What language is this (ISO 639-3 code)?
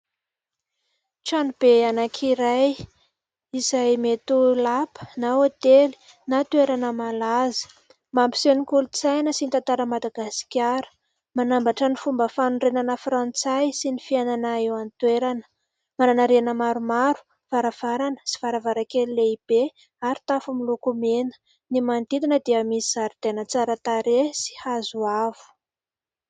mlg